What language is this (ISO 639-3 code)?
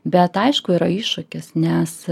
lit